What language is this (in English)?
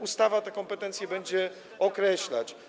Polish